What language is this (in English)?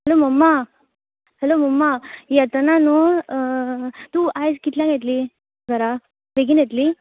Konkani